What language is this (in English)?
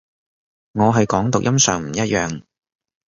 Cantonese